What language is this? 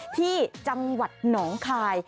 Thai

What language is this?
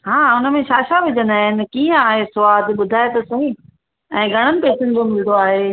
Sindhi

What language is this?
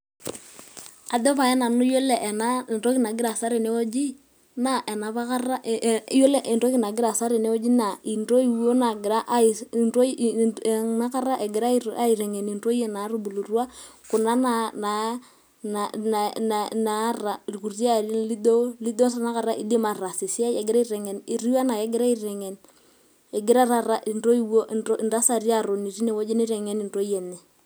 Masai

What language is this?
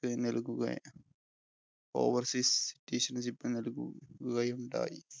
Malayalam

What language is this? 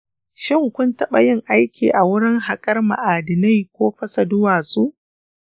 Hausa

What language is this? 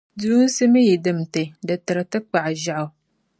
Dagbani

